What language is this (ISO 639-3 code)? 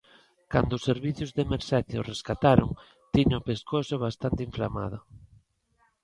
glg